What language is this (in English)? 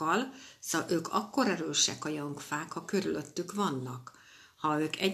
Hungarian